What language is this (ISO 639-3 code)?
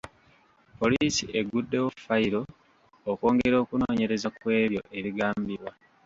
lug